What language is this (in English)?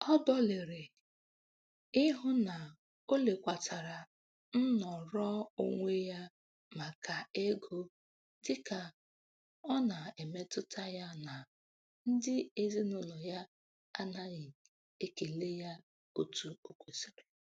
Igbo